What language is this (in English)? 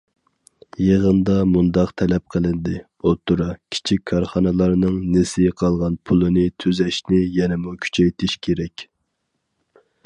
Uyghur